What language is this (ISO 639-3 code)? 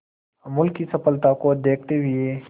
hin